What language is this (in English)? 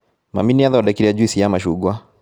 Kikuyu